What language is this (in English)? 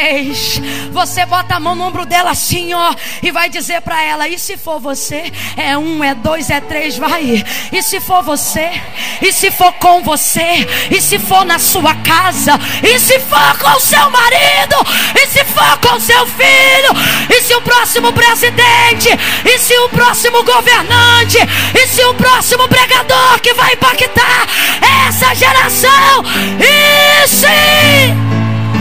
Portuguese